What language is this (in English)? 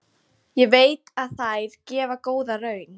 Icelandic